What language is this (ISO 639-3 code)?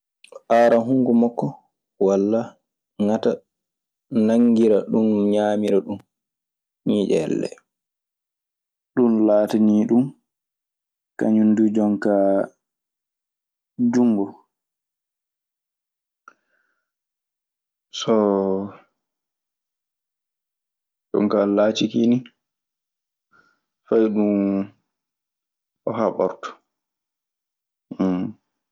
ffm